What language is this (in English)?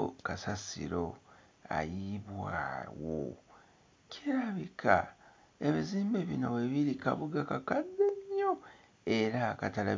Ganda